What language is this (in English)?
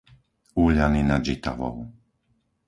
Slovak